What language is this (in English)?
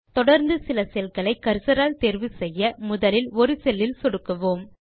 Tamil